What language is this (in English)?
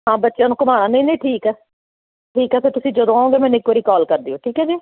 Punjabi